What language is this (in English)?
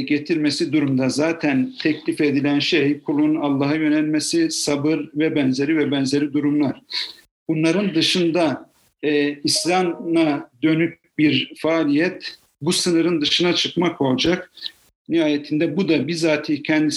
Turkish